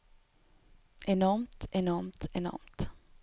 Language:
Norwegian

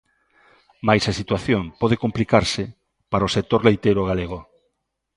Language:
Galician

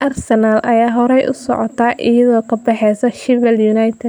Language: Somali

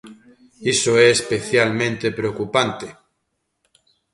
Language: Galician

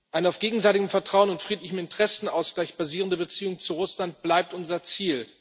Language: German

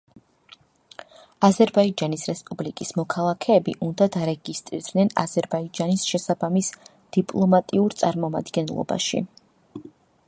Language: Georgian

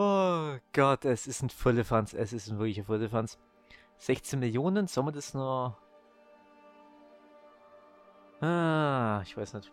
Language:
German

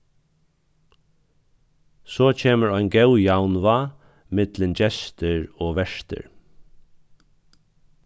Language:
Faroese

